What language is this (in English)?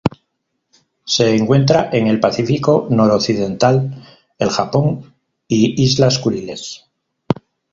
Spanish